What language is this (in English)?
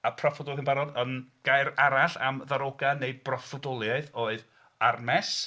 Welsh